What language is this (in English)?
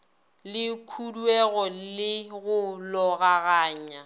Northern Sotho